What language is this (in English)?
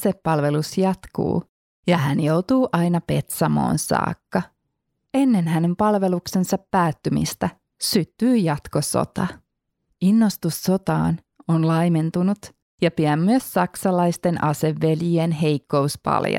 Finnish